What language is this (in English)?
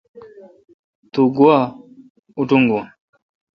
Kalkoti